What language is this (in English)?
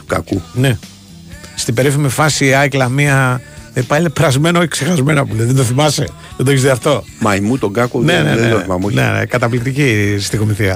Greek